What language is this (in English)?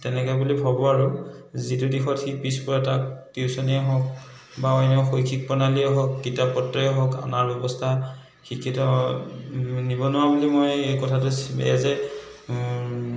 Assamese